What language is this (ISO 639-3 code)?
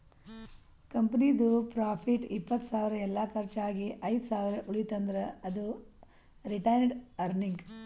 kan